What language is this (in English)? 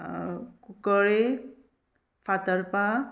Konkani